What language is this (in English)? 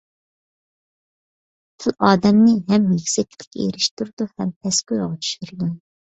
Uyghur